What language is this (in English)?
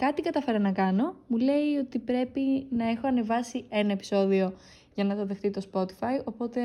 Greek